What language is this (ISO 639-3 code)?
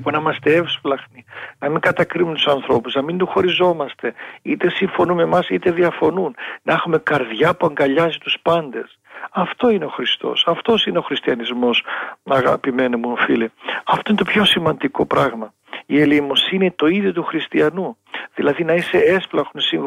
ell